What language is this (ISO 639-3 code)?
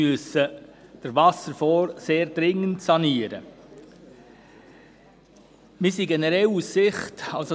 gsw